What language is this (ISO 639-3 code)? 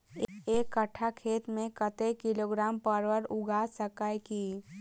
mai